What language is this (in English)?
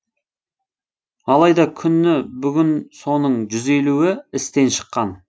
Kazakh